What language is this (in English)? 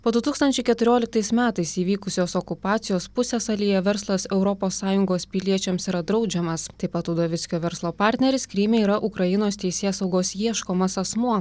Lithuanian